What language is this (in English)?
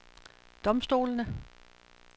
Danish